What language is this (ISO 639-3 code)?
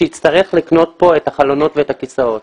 heb